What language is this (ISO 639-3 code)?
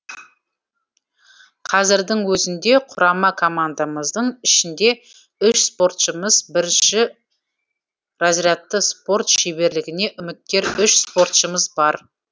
kaz